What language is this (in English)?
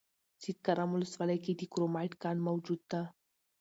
Pashto